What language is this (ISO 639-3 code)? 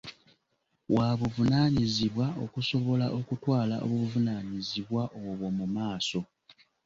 lug